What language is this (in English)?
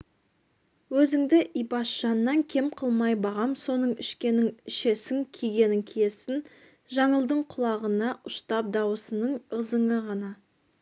Kazakh